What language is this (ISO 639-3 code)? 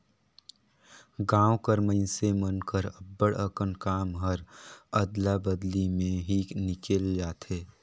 hne